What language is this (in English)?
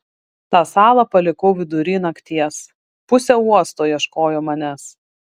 Lithuanian